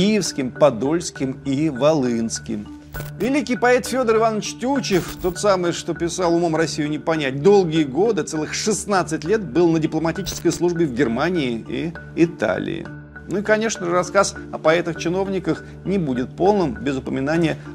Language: Russian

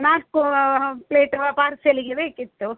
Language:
Kannada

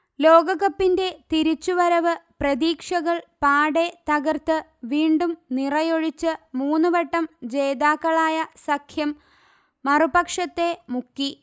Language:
Malayalam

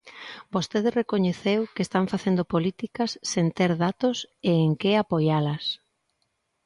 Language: Galician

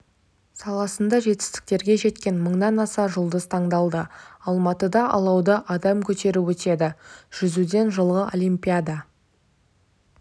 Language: Kazakh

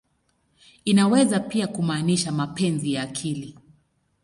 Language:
Swahili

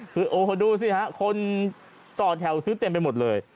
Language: Thai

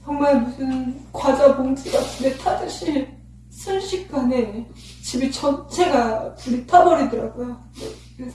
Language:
Korean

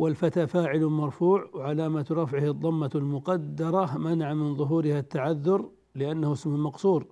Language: Arabic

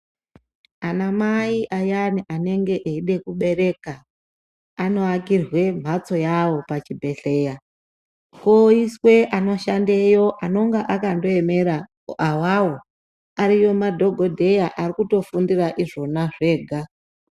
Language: Ndau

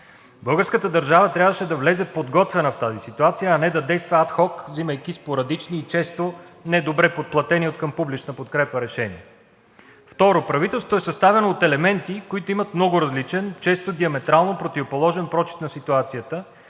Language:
Bulgarian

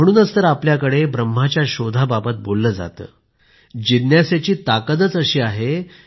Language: Marathi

